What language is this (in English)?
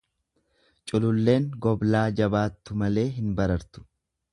Oromo